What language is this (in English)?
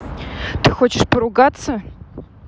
Russian